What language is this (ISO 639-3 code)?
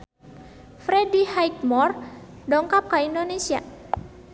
sun